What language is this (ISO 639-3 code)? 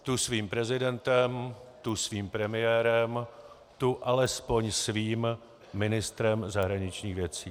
ces